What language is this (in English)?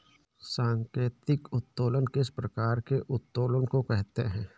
Hindi